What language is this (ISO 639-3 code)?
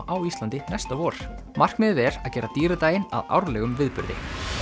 isl